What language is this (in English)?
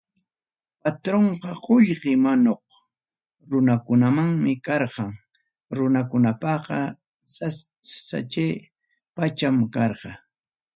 Ayacucho Quechua